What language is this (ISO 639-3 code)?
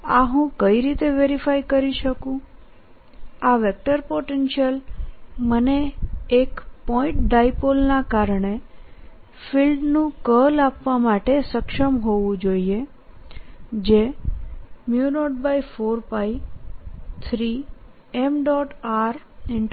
guj